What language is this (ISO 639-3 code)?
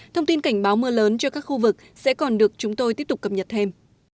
vie